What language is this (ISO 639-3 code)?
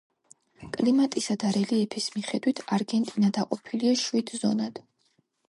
kat